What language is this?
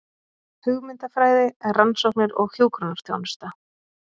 Icelandic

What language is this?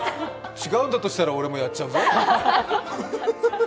Japanese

